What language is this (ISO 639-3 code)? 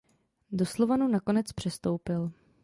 ces